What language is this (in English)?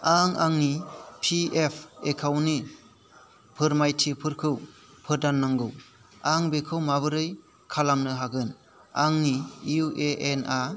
Bodo